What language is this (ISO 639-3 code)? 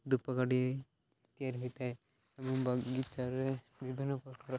ori